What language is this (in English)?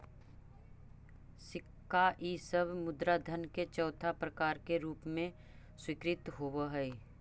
Magahi